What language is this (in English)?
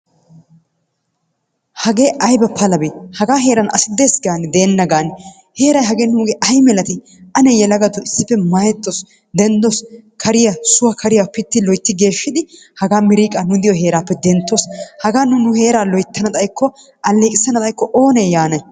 Wolaytta